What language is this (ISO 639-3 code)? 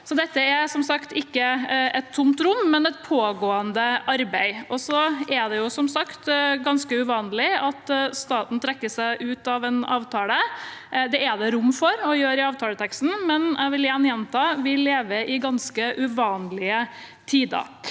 nor